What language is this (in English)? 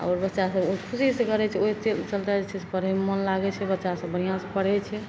Maithili